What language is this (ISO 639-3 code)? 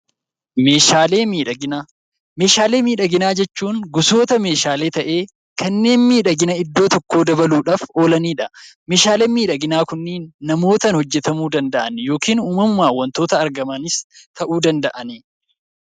orm